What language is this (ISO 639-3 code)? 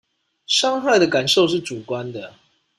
zho